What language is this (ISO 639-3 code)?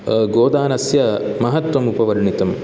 san